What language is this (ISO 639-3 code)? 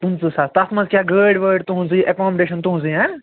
kas